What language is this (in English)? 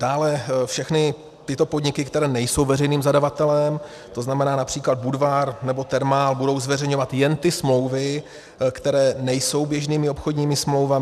Czech